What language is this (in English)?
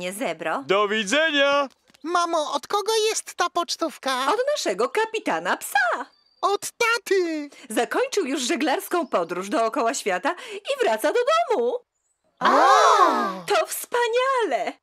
Polish